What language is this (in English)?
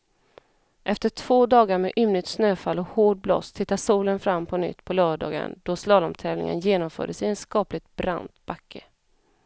Swedish